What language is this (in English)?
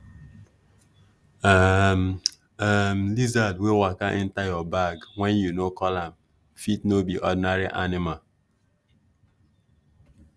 Nigerian Pidgin